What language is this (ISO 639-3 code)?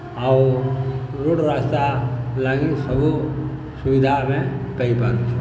ori